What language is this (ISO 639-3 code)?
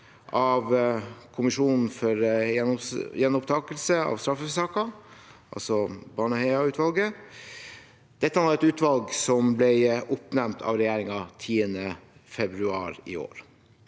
nor